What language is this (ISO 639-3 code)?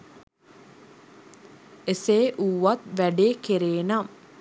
sin